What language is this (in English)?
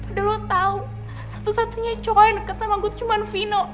Indonesian